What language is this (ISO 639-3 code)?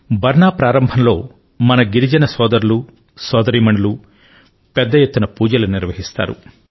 tel